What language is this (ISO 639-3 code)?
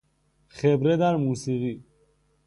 fas